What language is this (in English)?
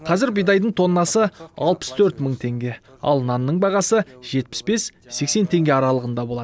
Kazakh